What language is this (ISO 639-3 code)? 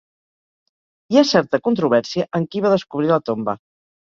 cat